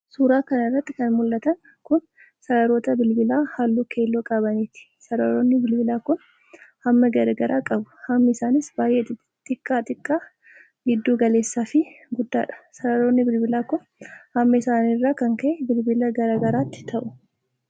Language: Oromo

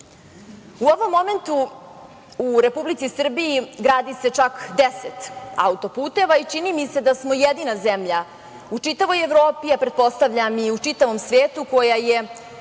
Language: Serbian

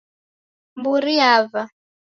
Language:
Taita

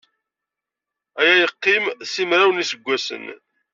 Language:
Kabyle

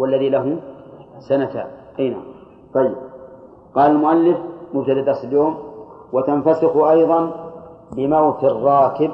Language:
Arabic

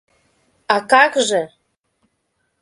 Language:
Mari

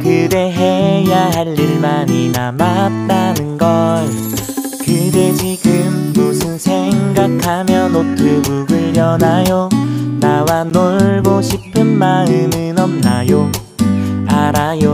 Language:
Indonesian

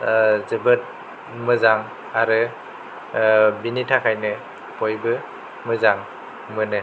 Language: Bodo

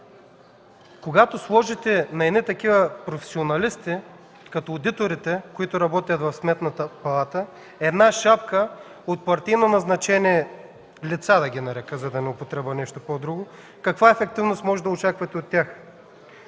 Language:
Bulgarian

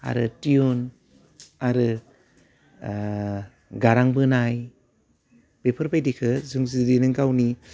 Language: Bodo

